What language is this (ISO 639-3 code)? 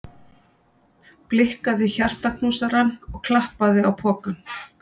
isl